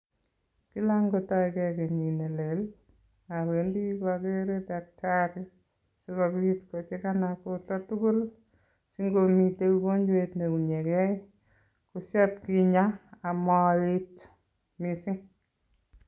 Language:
Kalenjin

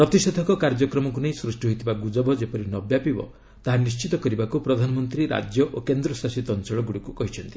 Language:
Odia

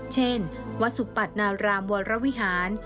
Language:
Thai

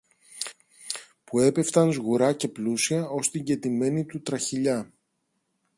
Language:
Greek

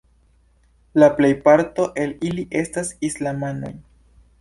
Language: Esperanto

